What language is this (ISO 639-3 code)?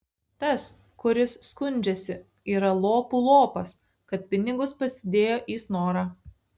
lit